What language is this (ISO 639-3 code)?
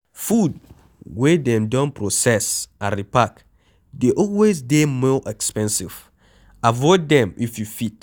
pcm